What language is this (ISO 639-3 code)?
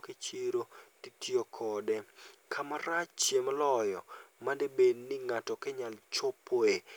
luo